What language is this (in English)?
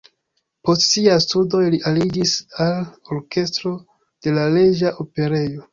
Esperanto